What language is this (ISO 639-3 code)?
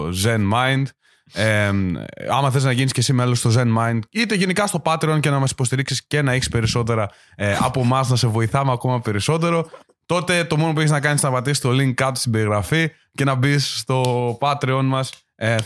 ell